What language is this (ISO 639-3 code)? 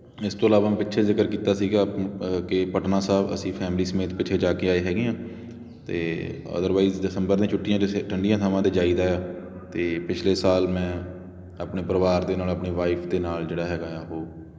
pan